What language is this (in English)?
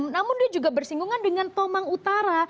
Indonesian